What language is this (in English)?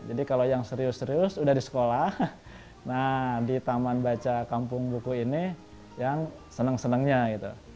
Indonesian